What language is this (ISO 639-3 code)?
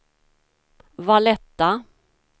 swe